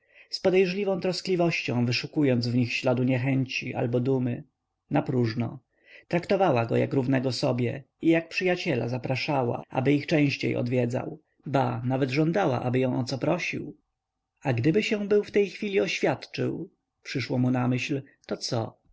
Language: Polish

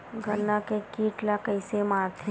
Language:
Chhattisgarhi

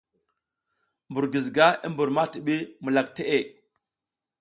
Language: South Giziga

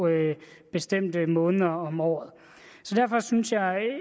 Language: Danish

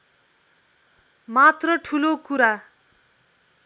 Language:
Nepali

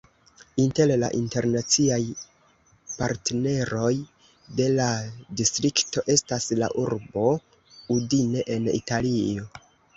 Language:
Esperanto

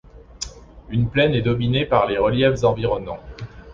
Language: French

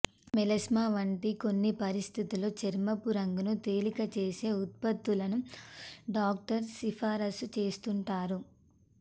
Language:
Telugu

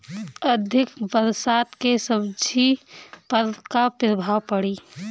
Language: Bhojpuri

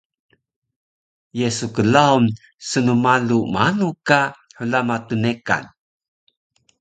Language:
Taroko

